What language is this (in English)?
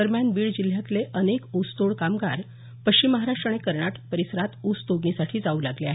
Marathi